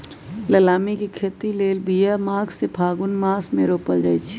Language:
Magahi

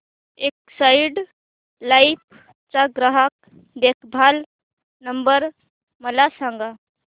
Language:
Marathi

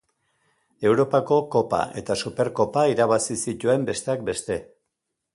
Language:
Basque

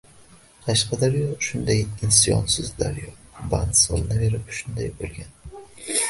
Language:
Uzbek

